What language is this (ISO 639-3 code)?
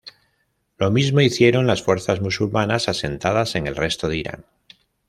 spa